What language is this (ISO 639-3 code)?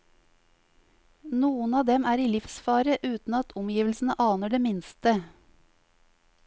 nor